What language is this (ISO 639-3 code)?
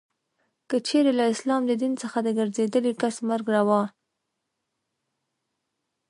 pus